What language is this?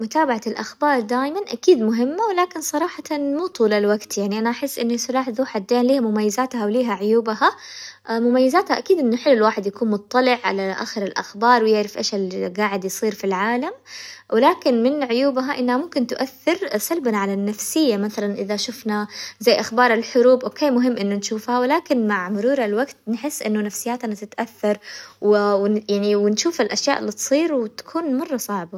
Hijazi Arabic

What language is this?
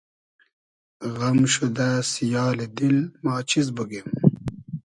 Hazaragi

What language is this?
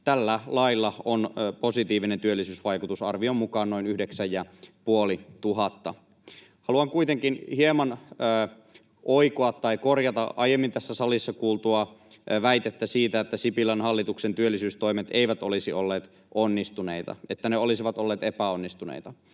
Finnish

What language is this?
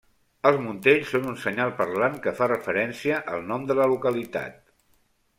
Catalan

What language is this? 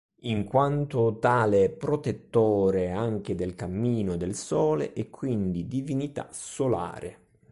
Italian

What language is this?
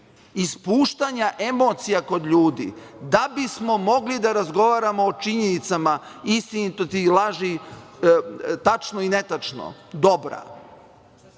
Serbian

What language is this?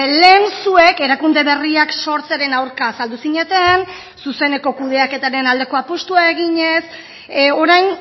Basque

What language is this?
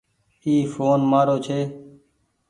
Goaria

